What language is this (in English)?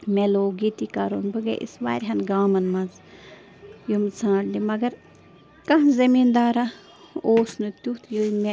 Kashmiri